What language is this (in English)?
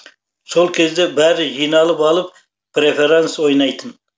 Kazakh